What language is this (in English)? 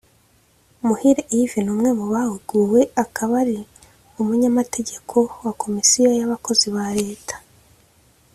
Kinyarwanda